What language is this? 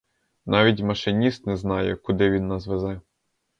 Ukrainian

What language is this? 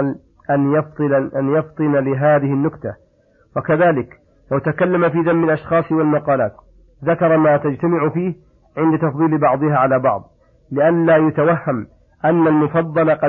Arabic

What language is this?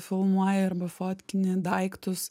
Lithuanian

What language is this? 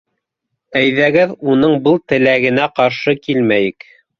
Bashkir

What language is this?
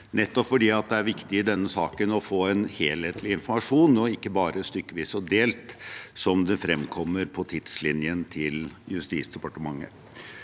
Norwegian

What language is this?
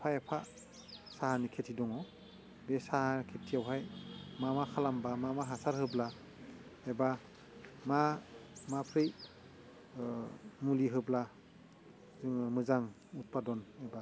Bodo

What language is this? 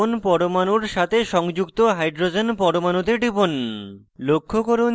Bangla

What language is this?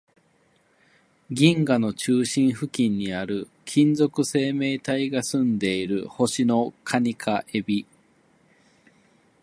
Japanese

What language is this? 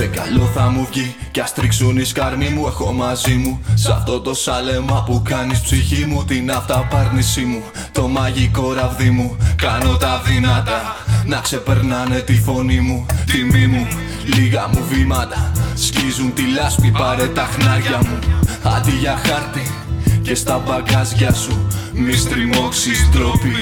Greek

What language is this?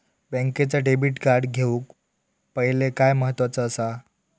Marathi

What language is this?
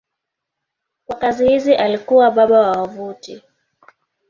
Swahili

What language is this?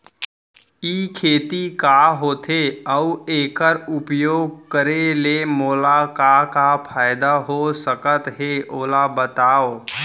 Chhattisgarhi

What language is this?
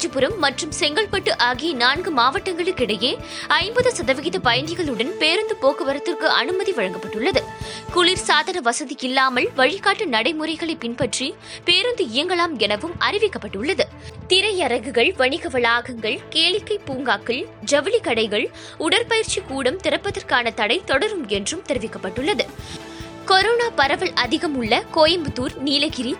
Tamil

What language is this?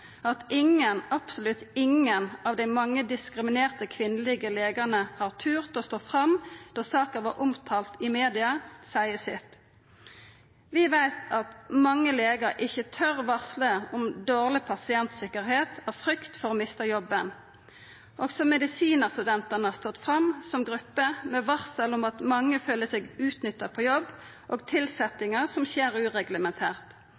Norwegian Nynorsk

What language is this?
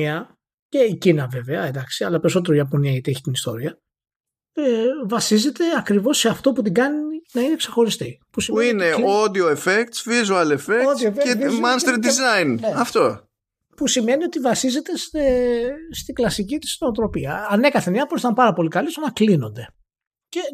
Greek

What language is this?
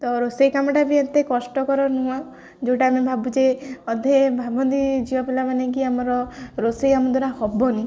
Odia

